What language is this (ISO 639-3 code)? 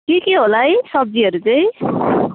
nep